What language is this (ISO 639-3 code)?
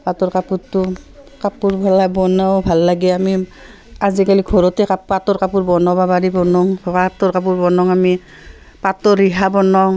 asm